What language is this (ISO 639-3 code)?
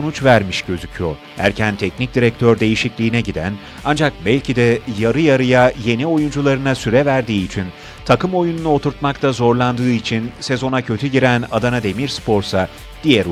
tur